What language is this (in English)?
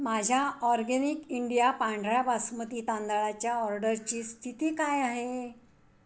Marathi